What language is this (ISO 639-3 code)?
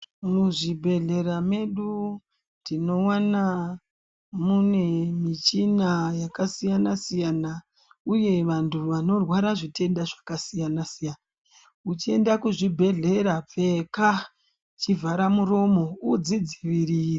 ndc